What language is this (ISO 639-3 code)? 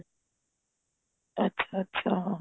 pan